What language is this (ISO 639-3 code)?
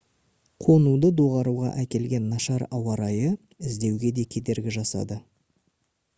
kaz